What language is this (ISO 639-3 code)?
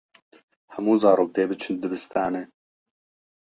kur